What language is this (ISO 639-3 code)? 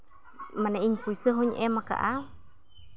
sat